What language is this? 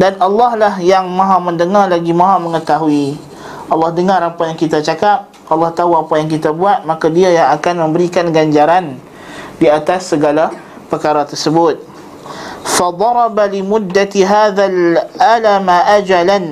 Malay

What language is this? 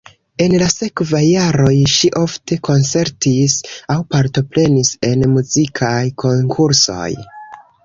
Esperanto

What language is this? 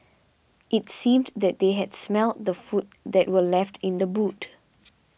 English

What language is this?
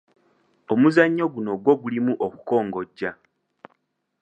Ganda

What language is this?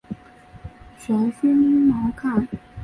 Chinese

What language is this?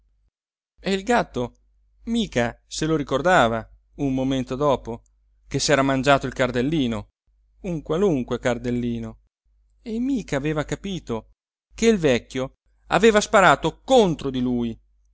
Italian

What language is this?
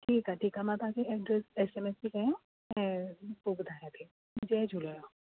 Sindhi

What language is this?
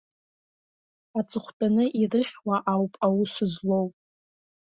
Abkhazian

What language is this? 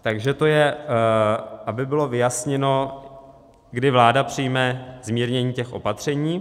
Czech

